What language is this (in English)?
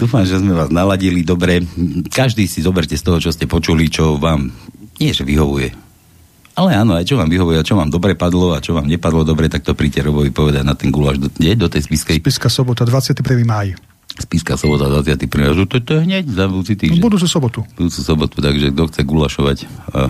Slovak